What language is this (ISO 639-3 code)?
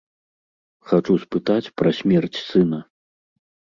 bel